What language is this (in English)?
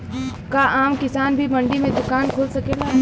Bhojpuri